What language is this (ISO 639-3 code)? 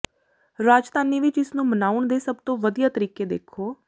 pan